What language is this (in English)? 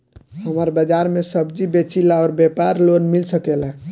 Bhojpuri